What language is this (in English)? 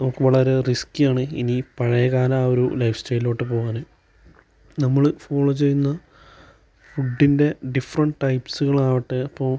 Malayalam